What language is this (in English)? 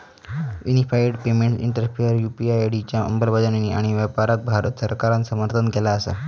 Marathi